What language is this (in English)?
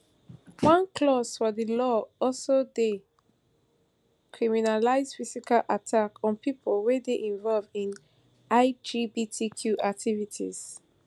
Nigerian Pidgin